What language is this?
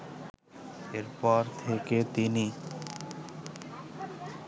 Bangla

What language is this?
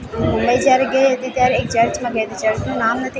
Gujarati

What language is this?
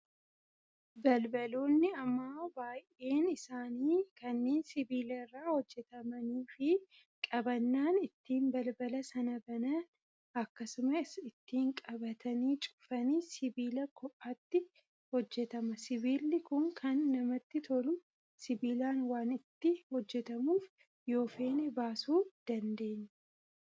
Oromo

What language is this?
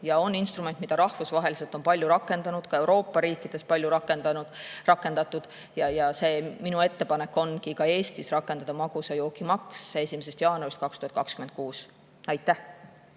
Estonian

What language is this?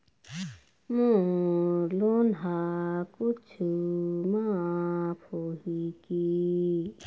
Chhattisgarhi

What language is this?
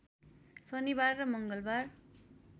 Nepali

